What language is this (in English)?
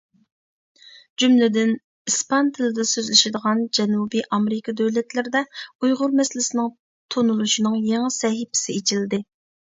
Uyghur